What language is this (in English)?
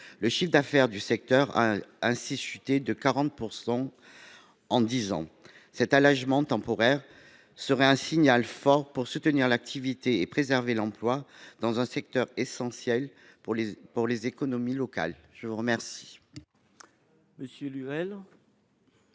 French